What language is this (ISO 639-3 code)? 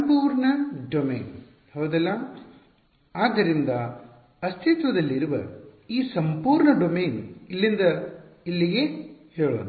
kan